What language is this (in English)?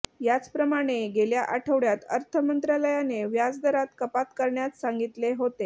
Marathi